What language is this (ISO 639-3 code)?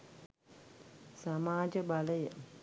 sin